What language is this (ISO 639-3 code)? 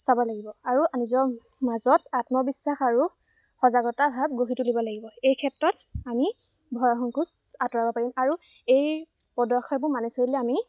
asm